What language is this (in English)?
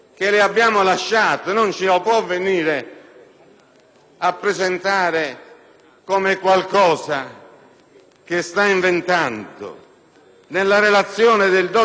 Italian